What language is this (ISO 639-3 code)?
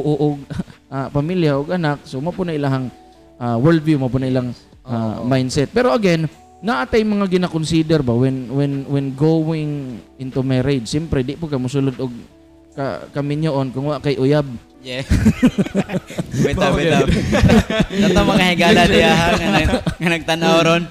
fil